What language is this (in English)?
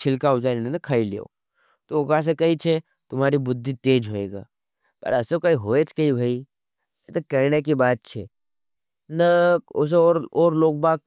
Nimadi